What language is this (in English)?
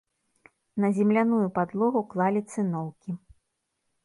Belarusian